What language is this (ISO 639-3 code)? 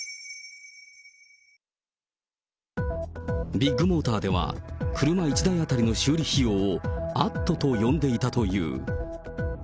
jpn